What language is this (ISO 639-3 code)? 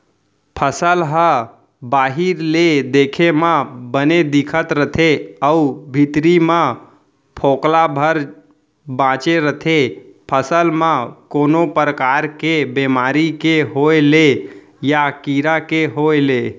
hne